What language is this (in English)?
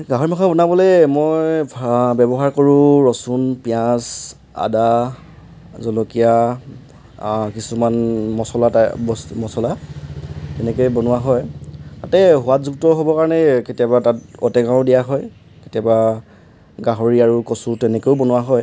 Assamese